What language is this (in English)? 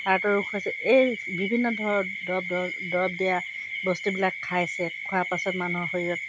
Assamese